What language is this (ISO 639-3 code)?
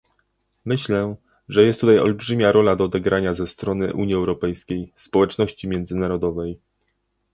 pol